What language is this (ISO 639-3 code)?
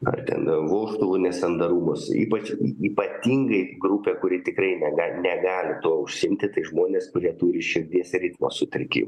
lit